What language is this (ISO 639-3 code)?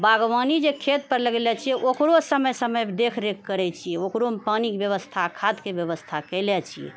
mai